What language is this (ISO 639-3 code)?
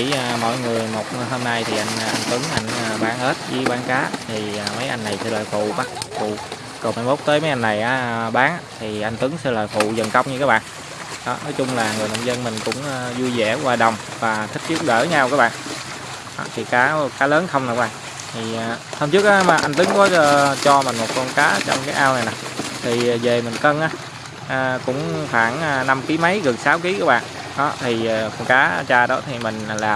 vie